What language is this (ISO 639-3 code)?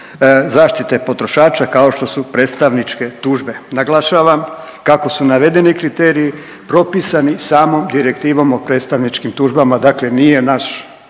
hrv